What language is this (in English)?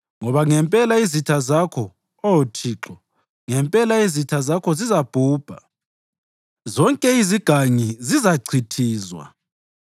North Ndebele